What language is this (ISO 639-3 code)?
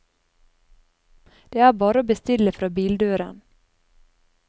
nor